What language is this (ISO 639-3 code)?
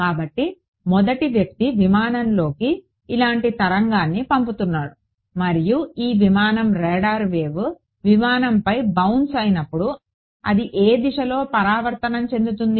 tel